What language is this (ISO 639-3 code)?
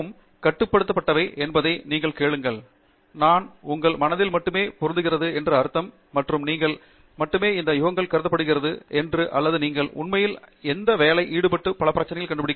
tam